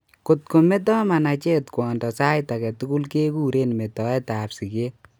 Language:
Kalenjin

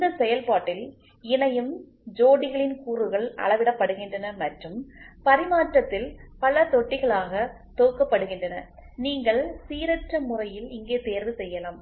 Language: Tamil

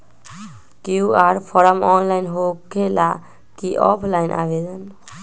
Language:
Magahi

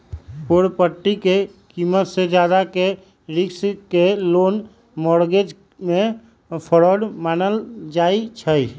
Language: Magahi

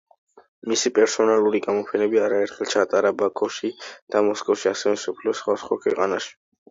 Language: Georgian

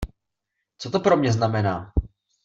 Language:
Czech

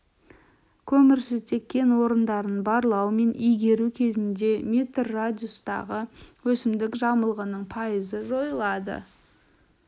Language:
Kazakh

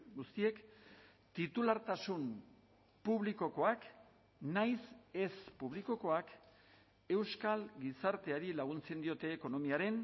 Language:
Basque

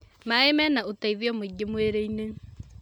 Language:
Kikuyu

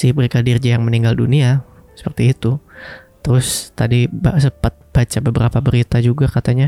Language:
Indonesian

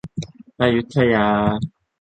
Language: Thai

